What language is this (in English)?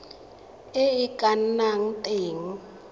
Tswana